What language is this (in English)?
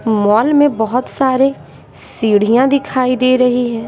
Hindi